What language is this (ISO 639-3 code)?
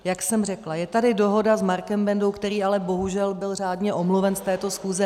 ces